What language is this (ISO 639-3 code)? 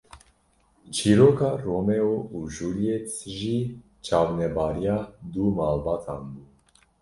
kur